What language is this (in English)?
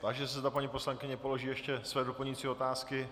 Czech